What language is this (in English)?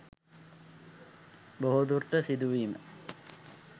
Sinhala